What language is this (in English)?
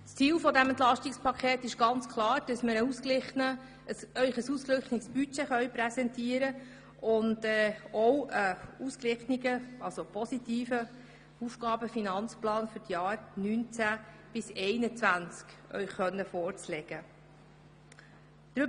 Swiss German